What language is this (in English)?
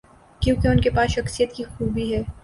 Urdu